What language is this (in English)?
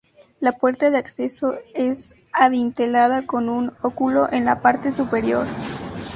Spanish